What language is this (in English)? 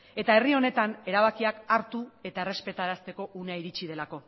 Basque